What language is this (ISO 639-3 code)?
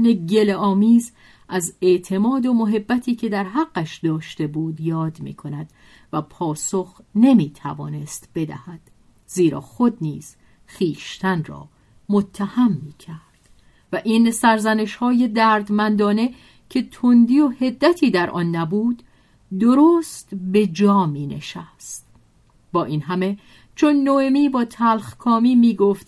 fas